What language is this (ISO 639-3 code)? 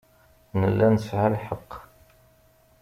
kab